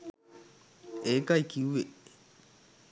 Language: Sinhala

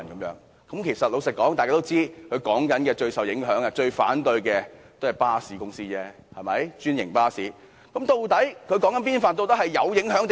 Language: Cantonese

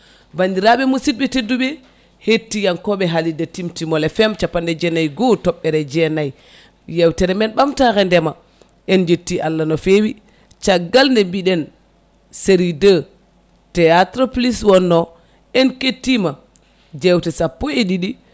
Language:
Fula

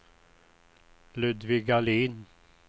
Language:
Swedish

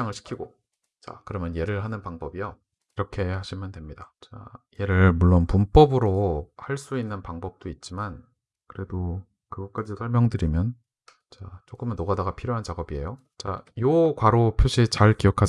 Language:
Korean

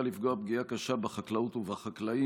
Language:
Hebrew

